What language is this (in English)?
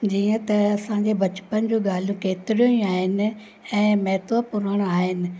Sindhi